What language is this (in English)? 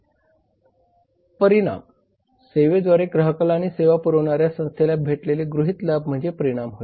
Marathi